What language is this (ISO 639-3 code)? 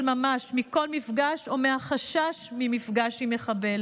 heb